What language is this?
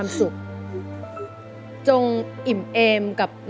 Thai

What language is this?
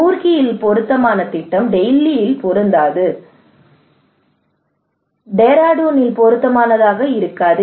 Tamil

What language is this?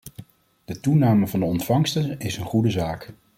Dutch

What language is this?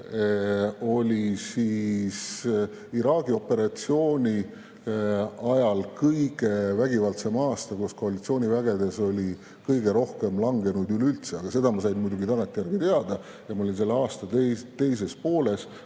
Estonian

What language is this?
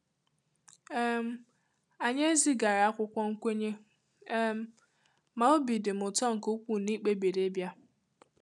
Igbo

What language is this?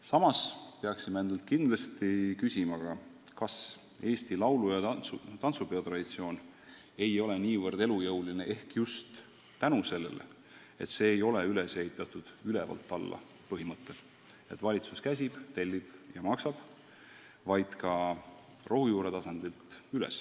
Estonian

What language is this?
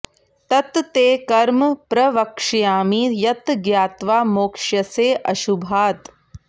Sanskrit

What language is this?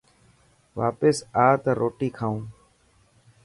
Dhatki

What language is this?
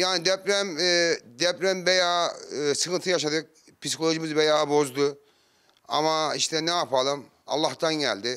Turkish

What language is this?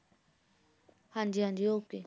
Punjabi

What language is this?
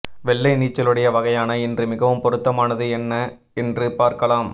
Tamil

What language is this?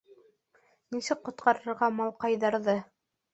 Bashkir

